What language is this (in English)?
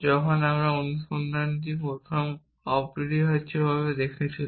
Bangla